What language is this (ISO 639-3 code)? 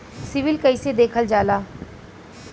bho